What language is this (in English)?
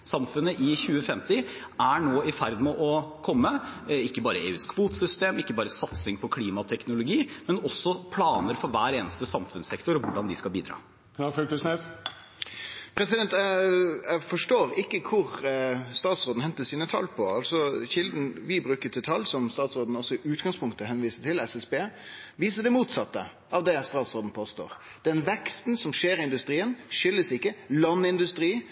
Norwegian